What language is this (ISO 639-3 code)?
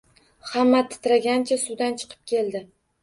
uzb